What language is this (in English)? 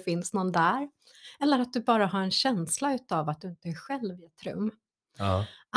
Swedish